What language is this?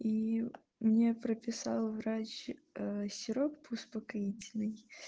Russian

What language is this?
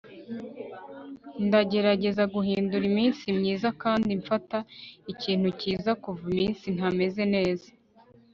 Kinyarwanda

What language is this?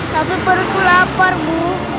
Indonesian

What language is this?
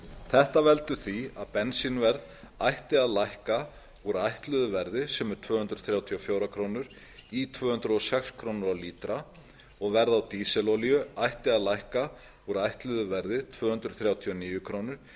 Icelandic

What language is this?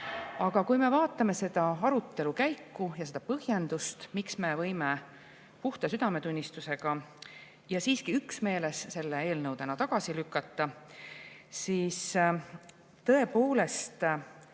Estonian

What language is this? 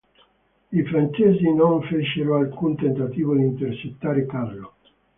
Italian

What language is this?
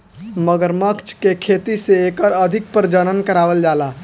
Bhojpuri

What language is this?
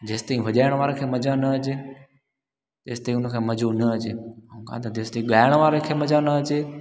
Sindhi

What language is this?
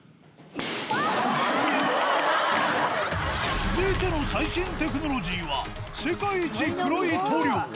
Japanese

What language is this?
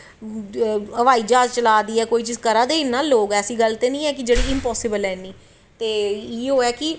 Dogri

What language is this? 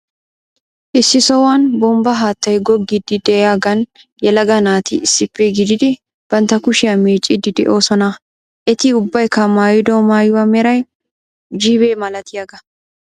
Wolaytta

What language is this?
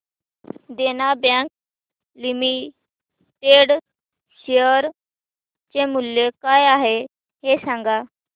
Marathi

